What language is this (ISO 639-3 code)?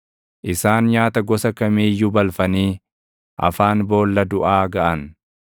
orm